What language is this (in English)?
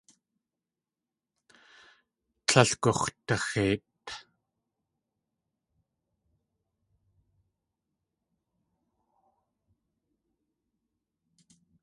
Tlingit